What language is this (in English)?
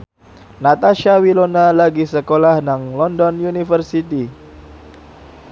Javanese